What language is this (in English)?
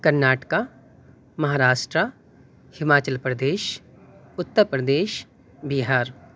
Urdu